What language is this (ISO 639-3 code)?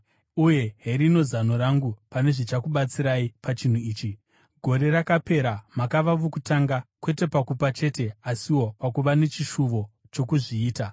sna